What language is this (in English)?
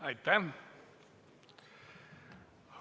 Estonian